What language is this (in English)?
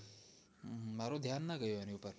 Gujarati